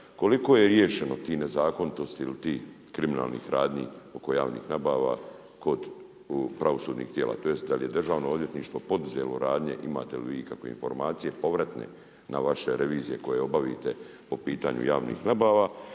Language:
Croatian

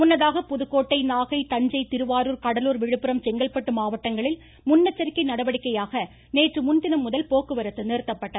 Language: Tamil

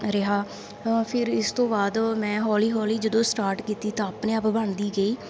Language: Punjabi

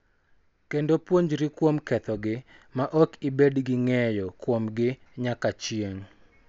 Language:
Luo (Kenya and Tanzania)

